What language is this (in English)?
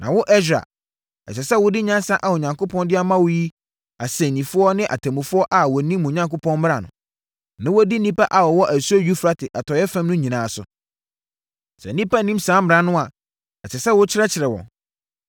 Akan